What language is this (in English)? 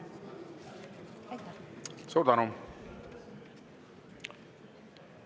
Estonian